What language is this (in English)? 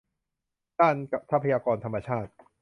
Thai